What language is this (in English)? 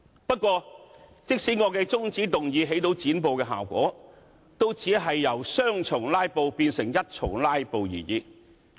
Cantonese